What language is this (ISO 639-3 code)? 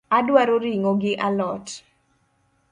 luo